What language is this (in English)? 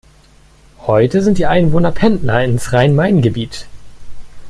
German